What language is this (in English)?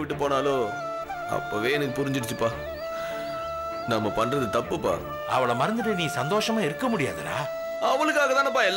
Romanian